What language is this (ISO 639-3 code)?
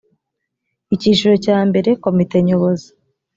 kin